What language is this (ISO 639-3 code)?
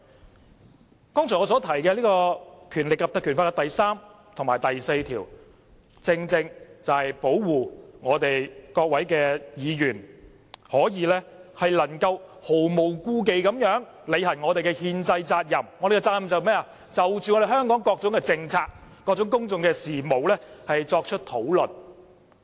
yue